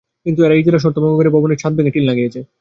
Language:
Bangla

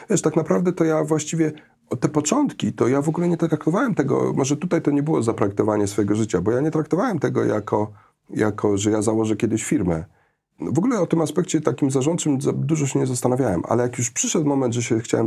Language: Polish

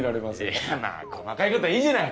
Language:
Japanese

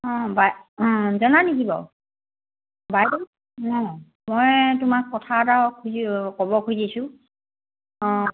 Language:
Assamese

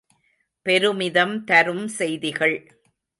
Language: Tamil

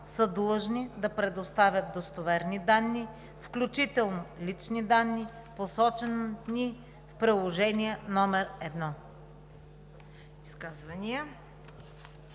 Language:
Bulgarian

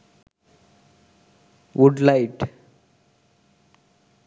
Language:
Sinhala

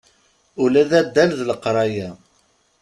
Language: Kabyle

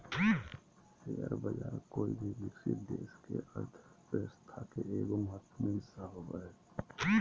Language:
Magahi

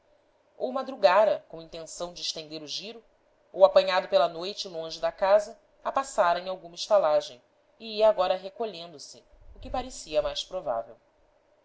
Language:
Portuguese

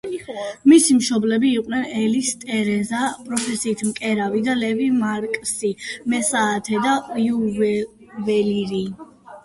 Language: Georgian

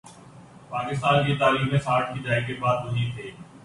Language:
Urdu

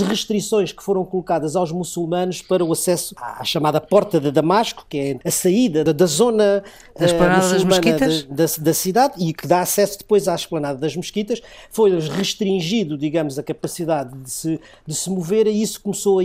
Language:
Portuguese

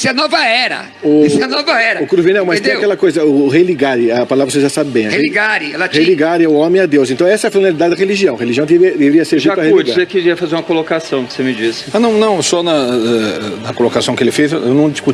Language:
Portuguese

